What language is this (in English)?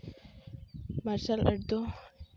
Santali